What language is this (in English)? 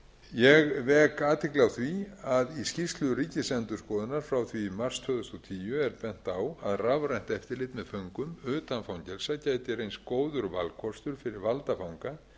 Icelandic